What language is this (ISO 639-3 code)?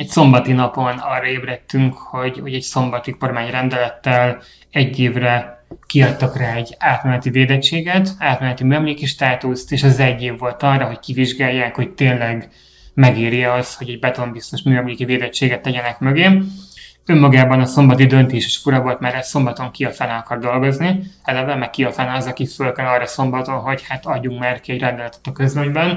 hun